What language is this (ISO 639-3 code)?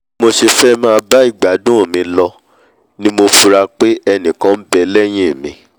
yor